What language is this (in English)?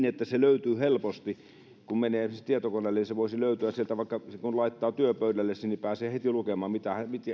Finnish